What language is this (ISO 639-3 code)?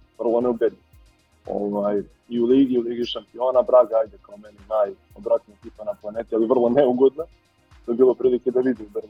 hrv